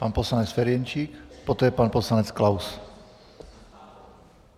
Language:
Czech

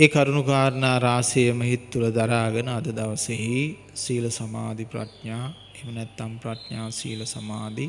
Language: Sinhala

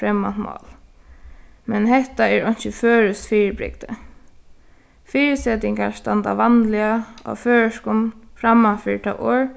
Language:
Faroese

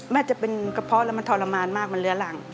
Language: Thai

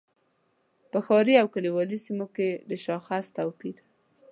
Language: Pashto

